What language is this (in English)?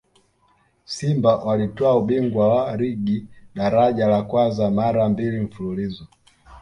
Swahili